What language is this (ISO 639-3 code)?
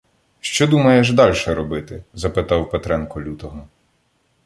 ukr